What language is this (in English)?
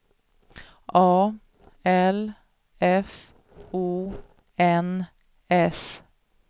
Swedish